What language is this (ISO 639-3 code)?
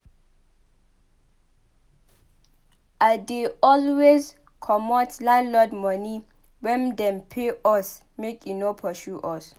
pcm